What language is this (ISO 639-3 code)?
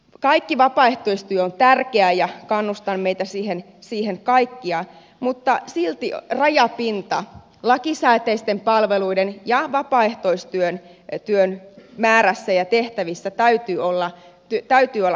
fin